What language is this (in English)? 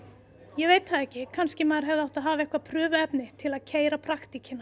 Icelandic